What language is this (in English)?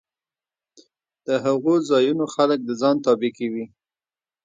Pashto